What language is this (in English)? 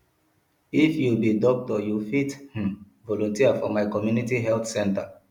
Nigerian Pidgin